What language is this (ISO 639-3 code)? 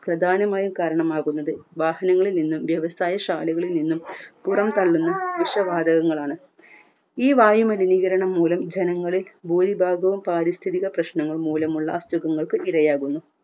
mal